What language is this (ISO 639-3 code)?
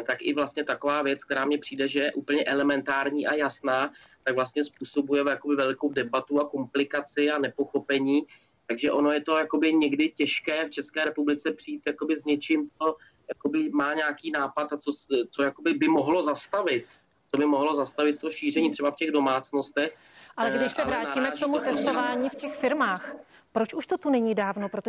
ces